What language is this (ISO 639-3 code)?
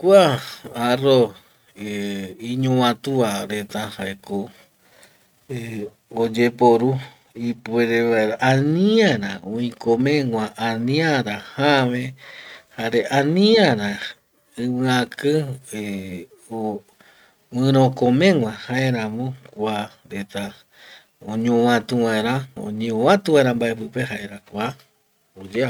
gui